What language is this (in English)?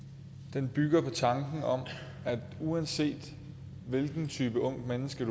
Danish